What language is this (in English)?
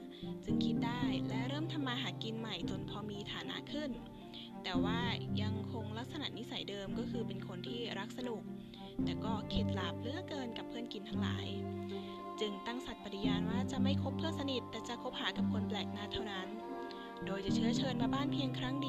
Thai